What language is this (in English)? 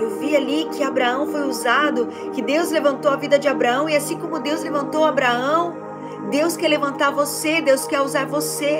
Portuguese